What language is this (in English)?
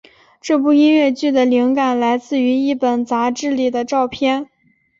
Chinese